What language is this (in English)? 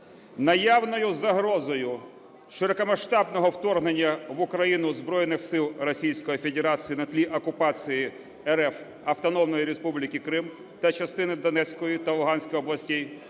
Ukrainian